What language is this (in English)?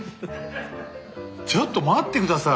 Japanese